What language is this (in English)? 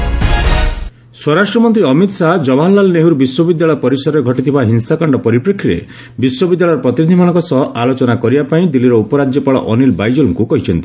Odia